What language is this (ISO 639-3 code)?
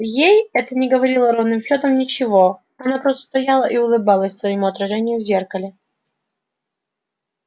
rus